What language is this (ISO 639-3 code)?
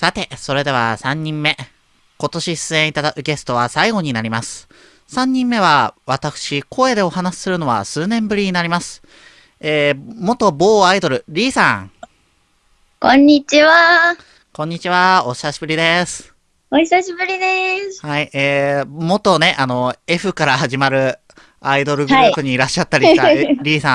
jpn